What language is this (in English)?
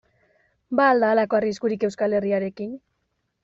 Basque